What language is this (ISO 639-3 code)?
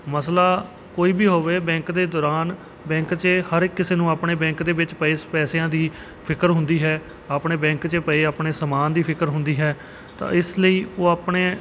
pan